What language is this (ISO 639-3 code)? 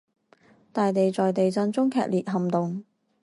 zho